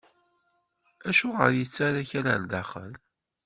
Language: Kabyle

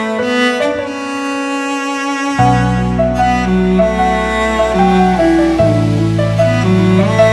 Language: Romanian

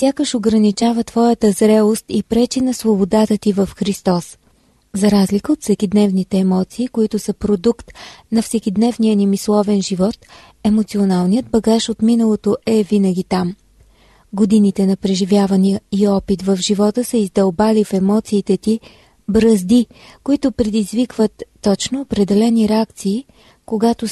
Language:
Bulgarian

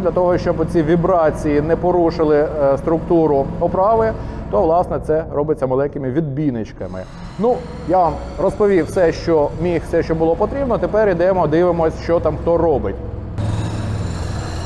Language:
Ukrainian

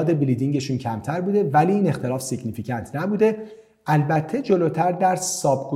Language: Persian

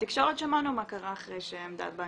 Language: Hebrew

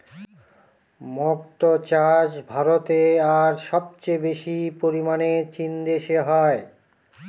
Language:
Bangla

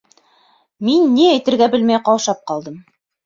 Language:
Bashkir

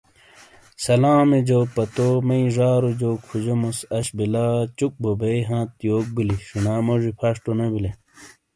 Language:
Shina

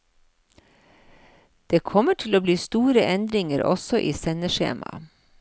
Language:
Norwegian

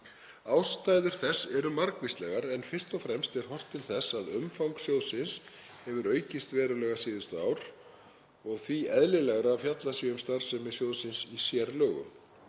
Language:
Icelandic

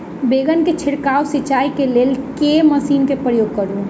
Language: Maithili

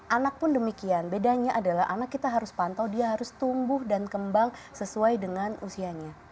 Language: Indonesian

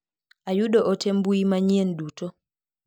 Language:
Luo (Kenya and Tanzania)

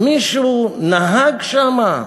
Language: Hebrew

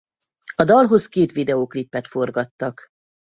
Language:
Hungarian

